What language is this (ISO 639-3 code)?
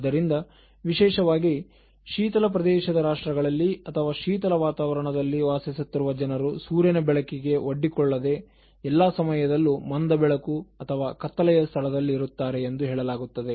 kan